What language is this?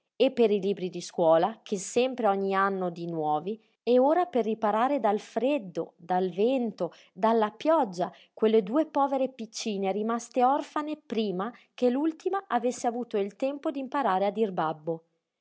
Italian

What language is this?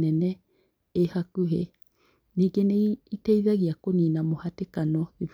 Kikuyu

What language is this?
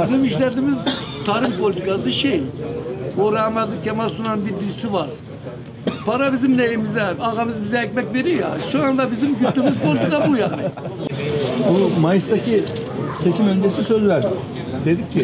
Turkish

